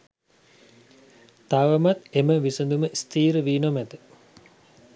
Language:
Sinhala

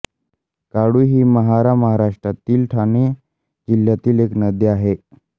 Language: Marathi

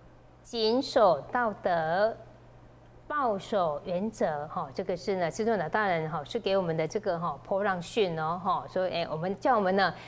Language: Chinese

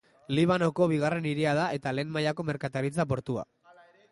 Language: Basque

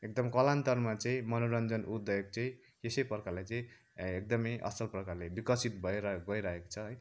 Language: Nepali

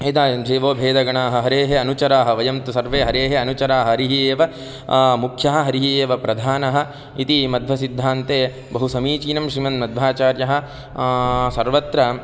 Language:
Sanskrit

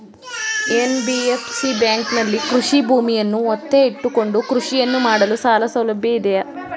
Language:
Kannada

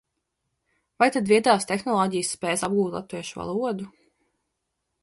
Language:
Latvian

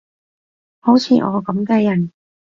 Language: Cantonese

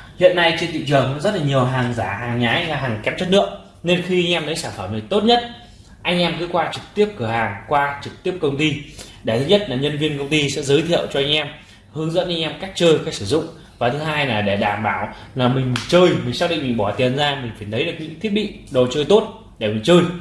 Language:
Vietnamese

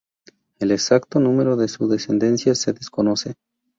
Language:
Spanish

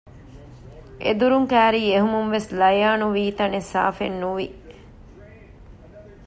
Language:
Divehi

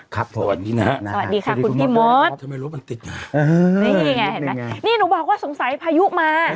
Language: Thai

